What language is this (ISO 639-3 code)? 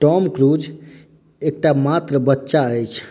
mai